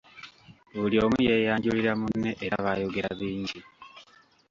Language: Ganda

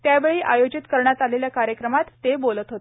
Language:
Marathi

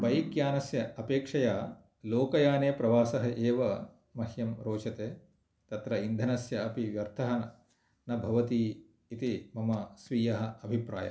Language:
Sanskrit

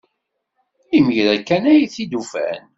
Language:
Kabyle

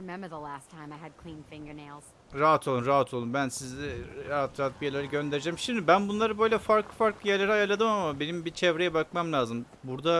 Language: Turkish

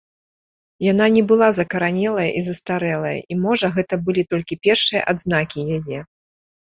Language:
Belarusian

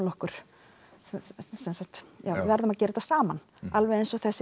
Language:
Icelandic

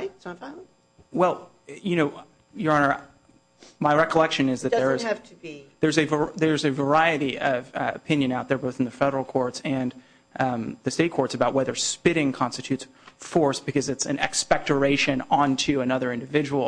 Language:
English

